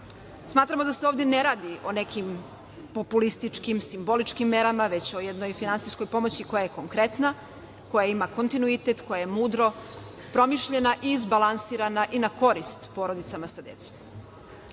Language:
Serbian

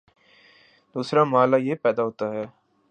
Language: Urdu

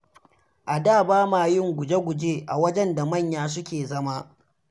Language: Hausa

